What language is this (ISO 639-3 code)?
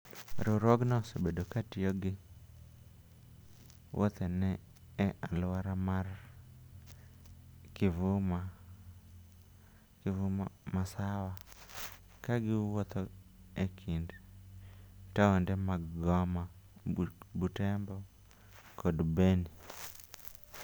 luo